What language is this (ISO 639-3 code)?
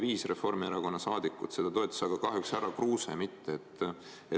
est